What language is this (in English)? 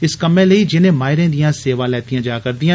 Dogri